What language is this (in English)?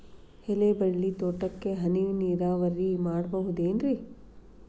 Kannada